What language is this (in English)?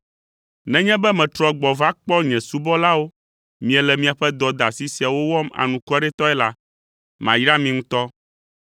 Ewe